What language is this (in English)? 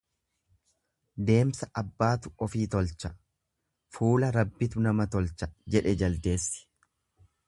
Oromo